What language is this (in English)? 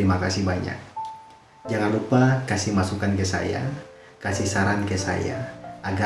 Indonesian